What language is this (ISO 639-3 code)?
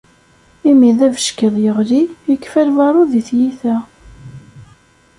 kab